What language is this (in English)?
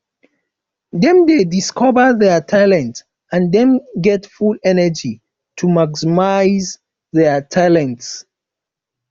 Nigerian Pidgin